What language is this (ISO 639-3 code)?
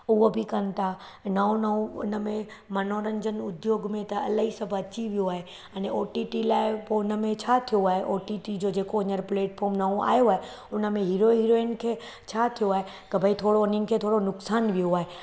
snd